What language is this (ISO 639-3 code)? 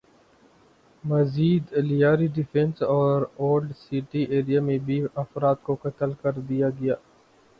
urd